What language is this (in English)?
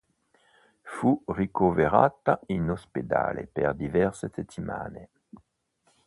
Italian